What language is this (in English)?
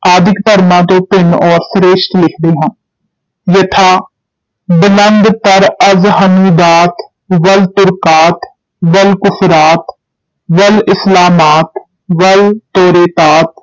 Punjabi